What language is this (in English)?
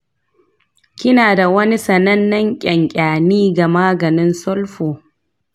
Hausa